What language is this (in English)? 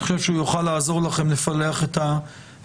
Hebrew